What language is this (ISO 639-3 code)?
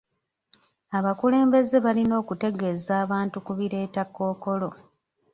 lug